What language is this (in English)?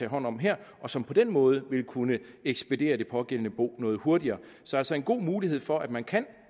Danish